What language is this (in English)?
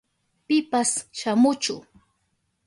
Southern Pastaza Quechua